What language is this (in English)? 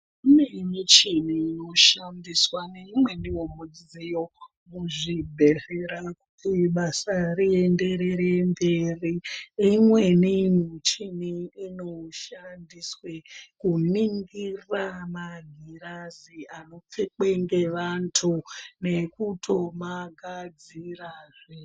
Ndau